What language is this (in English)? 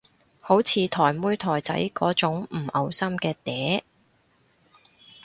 Cantonese